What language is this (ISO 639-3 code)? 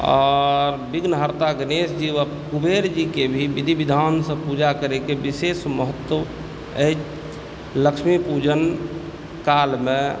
mai